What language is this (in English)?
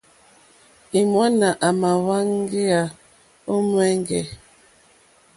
Mokpwe